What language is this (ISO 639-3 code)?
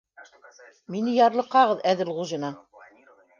bak